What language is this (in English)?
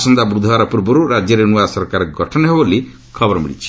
Odia